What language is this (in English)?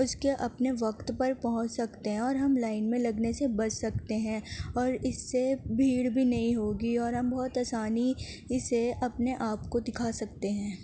Urdu